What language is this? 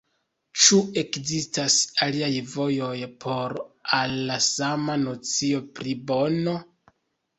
Esperanto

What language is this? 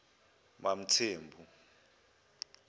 Zulu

